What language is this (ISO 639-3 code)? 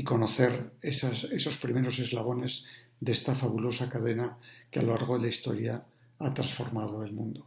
spa